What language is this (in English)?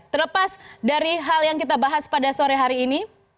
Indonesian